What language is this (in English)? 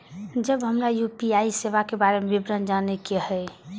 Maithili